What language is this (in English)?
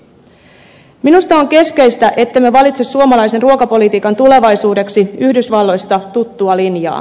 Finnish